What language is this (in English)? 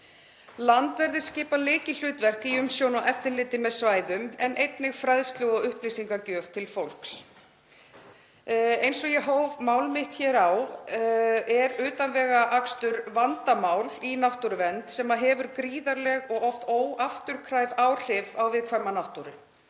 Icelandic